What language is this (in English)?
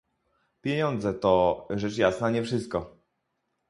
Polish